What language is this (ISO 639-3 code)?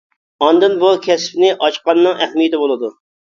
uig